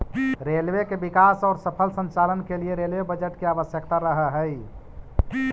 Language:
Magahi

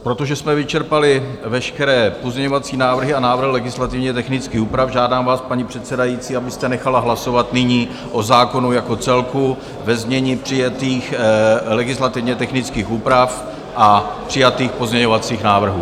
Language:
Czech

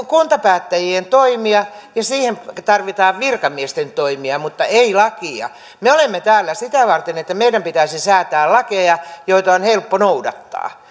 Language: Finnish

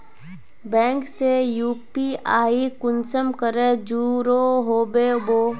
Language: Magahi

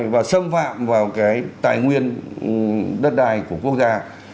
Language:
Vietnamese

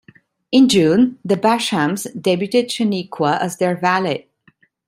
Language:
English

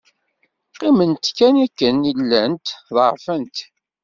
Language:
Kabyle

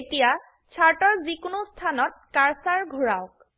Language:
Assamese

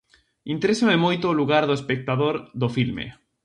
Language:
Galician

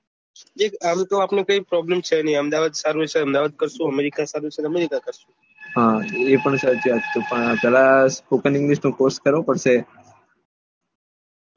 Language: Gujarati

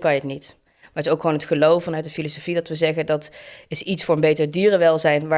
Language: Dutch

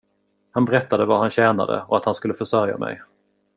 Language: Swedish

